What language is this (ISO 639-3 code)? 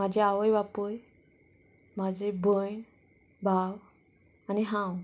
kok